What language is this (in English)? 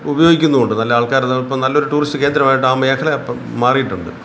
Malayalam